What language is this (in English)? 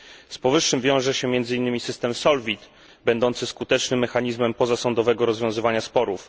Polish